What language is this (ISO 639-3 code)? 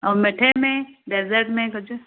snd